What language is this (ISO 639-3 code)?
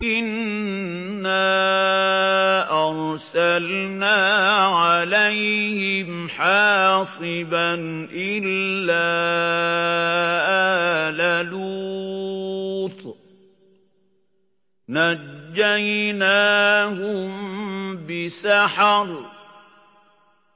ara